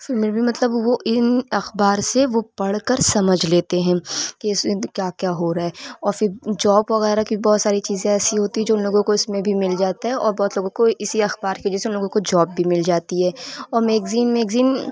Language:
Urdu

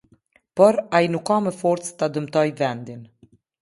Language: Albanian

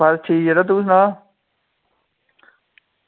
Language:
Dogri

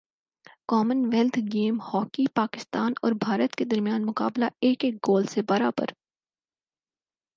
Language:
Urdu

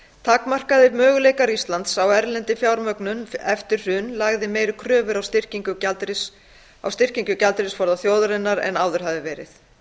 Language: Icelandic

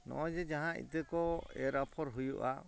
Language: Santali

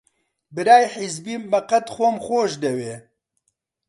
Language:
Central Kurdish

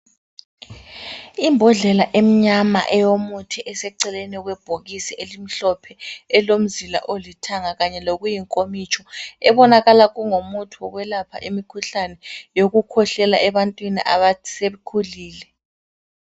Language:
North Ndebele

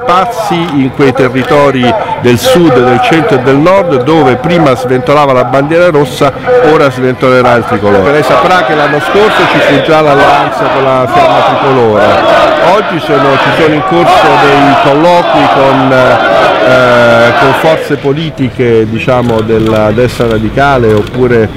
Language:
Italian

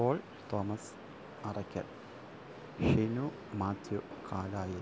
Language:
Malayalam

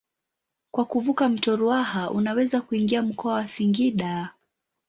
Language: Swahili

